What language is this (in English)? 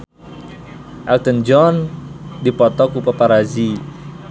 Sundanese